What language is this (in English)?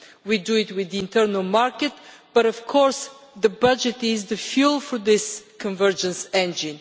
English